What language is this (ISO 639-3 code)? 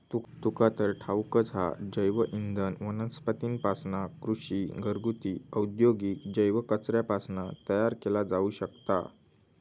mar